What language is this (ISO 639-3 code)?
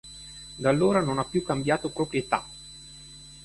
ita